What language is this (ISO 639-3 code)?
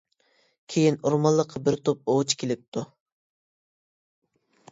uig